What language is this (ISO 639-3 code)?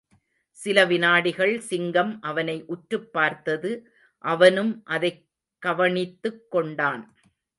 tam